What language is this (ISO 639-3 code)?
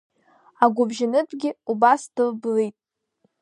abk